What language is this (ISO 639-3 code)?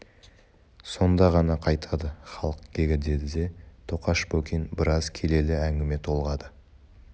kaz